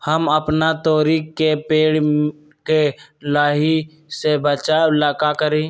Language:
Magahi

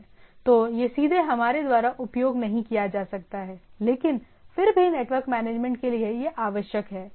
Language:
Hindi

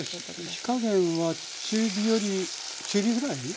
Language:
Japanese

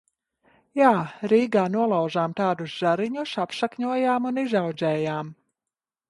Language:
Latvian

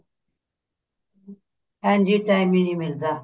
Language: Punjabi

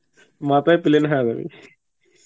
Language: Bangla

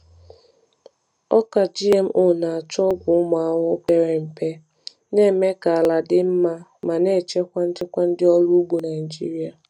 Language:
Igbo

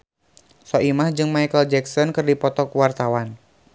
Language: Sundanese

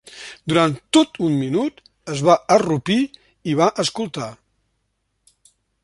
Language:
Catalan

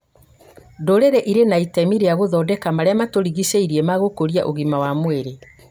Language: Kikuyu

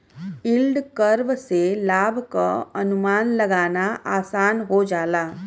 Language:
Bhojpuri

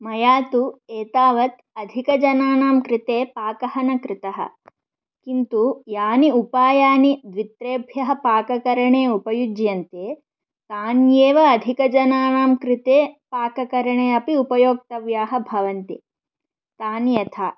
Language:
Sanskrit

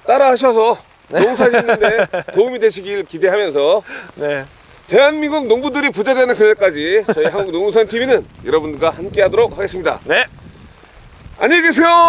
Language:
Korean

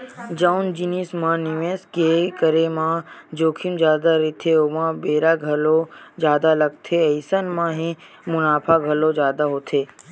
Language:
Chhattisgarhi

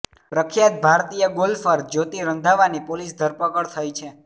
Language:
Gujarati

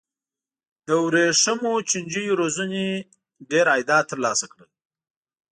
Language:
Pashto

